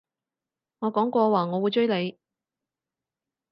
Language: Cantonese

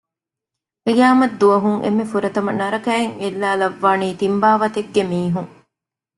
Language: Divehi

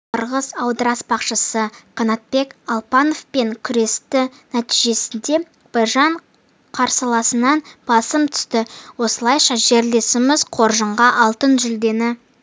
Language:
Kazakh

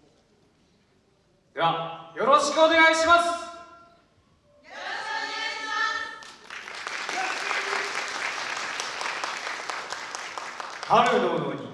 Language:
Japanese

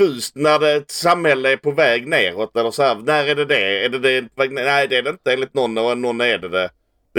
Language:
Swedish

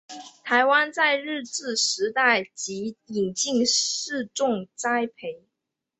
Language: Chinese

